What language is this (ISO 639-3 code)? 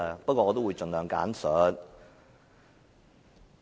yue